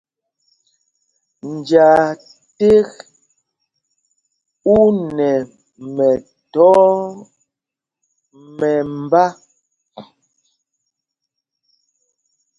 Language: Mpumpong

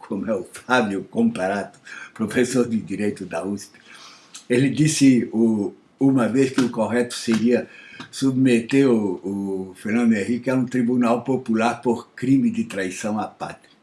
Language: Portuguese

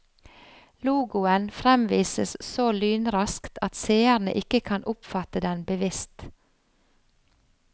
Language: Norwegian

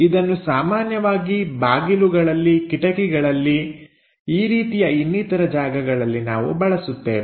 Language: Kannada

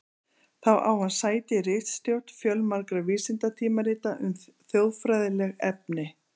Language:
Icelandic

